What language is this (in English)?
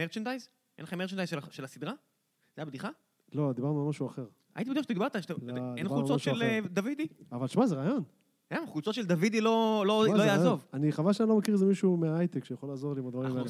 Hebrew